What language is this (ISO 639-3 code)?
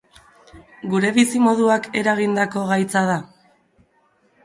eus